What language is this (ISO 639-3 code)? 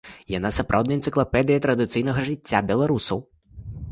bel